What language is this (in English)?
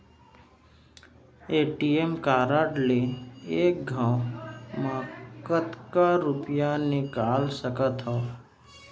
Chhattisgarhi